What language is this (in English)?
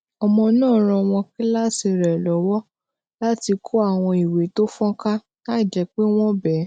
Yoruba